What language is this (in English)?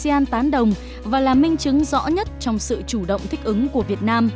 Vietnamese